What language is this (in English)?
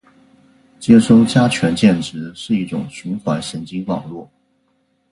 Chinese